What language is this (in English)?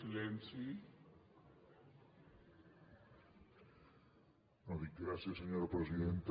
Catalan